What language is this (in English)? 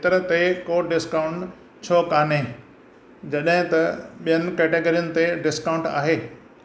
Sindhi